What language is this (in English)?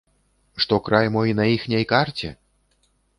Belarusian